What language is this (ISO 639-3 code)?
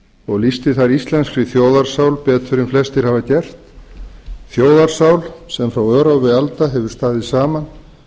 isl